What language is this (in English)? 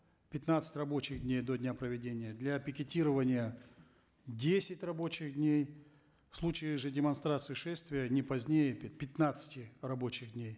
Kazakh